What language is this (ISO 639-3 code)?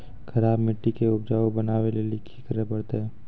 mai